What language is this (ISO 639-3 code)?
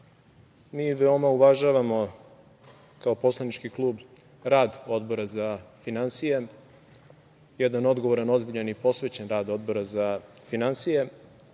srp